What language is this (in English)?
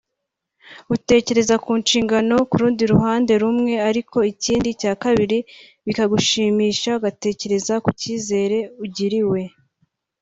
Kinyarwanda